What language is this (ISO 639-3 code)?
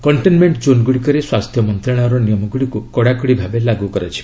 ori